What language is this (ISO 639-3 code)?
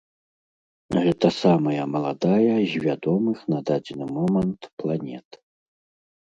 bel